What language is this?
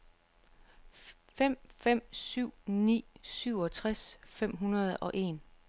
Danish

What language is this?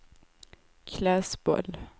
Swedish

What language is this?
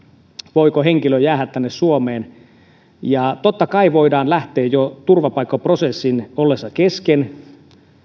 Finnish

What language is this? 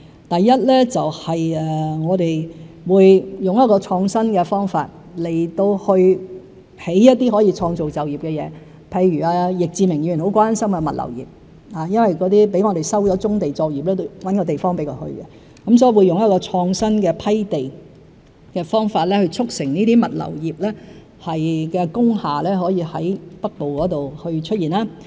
Cantonese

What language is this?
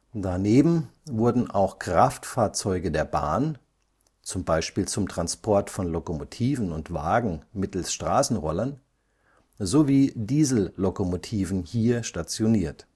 German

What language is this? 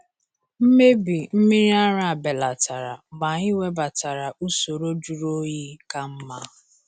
Igbo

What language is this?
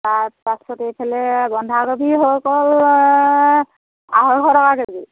Assamese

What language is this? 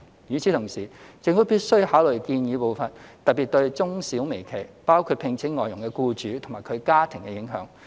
Cantonese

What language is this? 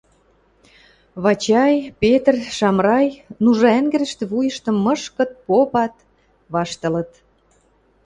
Western Mari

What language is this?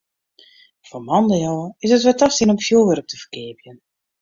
Western Frisian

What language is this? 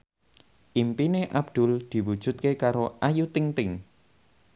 Javanese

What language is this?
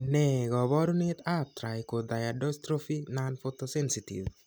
Kalenjin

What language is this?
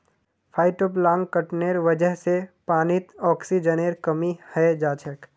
Magahi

